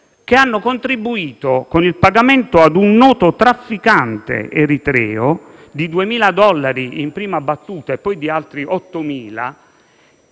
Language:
Italian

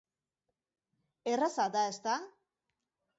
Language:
Basque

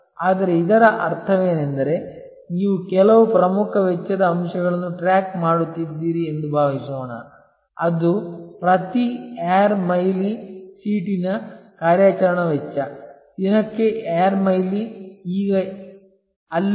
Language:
Kannada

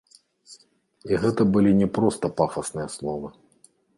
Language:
Belarusian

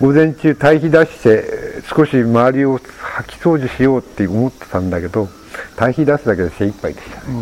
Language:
Japanese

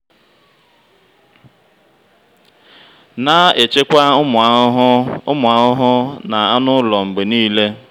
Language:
Igbo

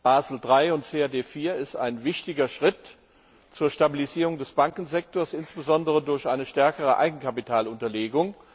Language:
German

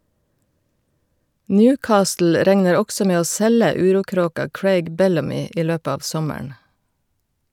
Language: Norwegian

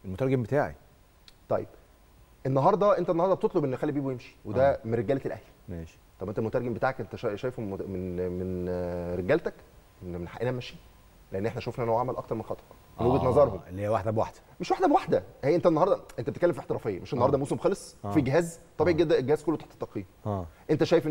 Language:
Arabic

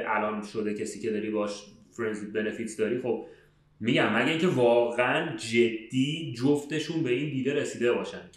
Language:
Persian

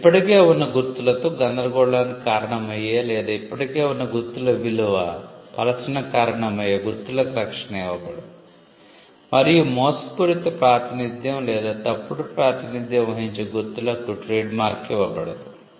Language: Telugu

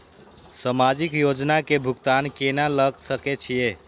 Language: Maithili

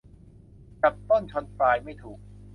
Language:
Thai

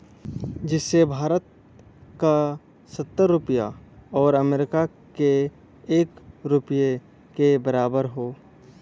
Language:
Bhojpuri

